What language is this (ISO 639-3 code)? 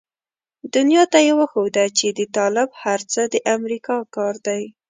pus